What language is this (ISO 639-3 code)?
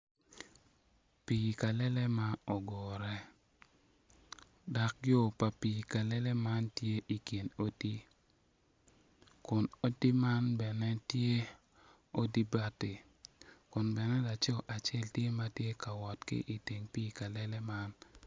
ach